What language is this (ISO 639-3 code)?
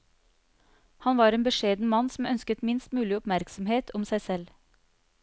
nor